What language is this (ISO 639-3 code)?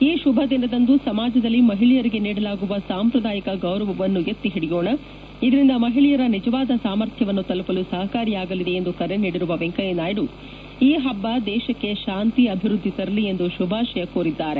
kan